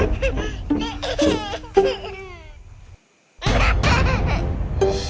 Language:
Indonesian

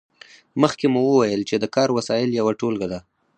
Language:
Pashto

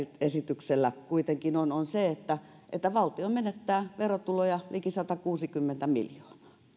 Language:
Finnish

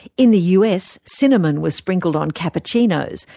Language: English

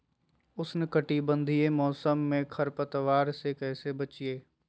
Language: Magahi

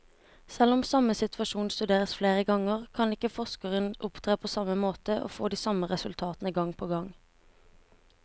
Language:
Norwegian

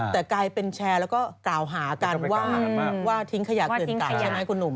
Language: Thai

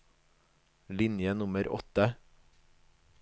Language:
Norwegian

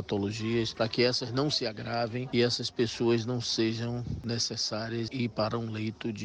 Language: Portuguese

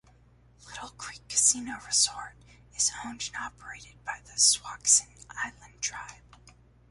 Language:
English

